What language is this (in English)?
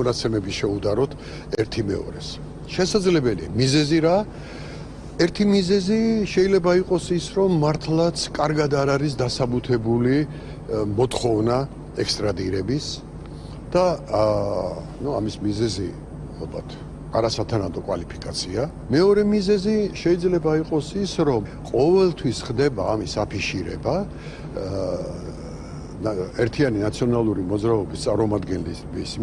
Italian